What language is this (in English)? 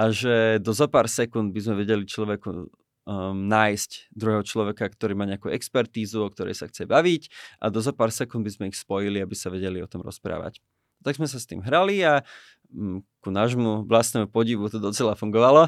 Slovak